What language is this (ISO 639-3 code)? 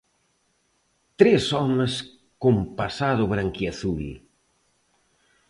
glg